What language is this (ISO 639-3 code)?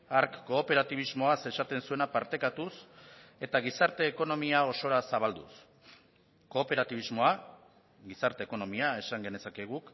eus